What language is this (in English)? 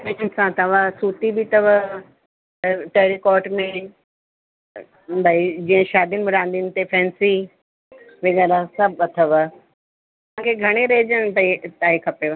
Sindhi